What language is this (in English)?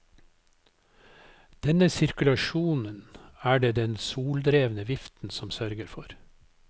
Norwegian